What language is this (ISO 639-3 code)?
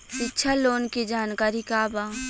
bho